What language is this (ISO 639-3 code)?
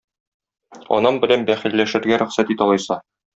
tat